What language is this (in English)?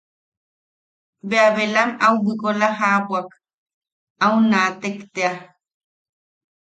Yaqui